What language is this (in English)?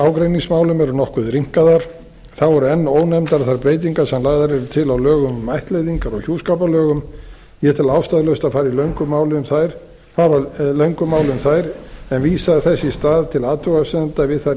Icelandic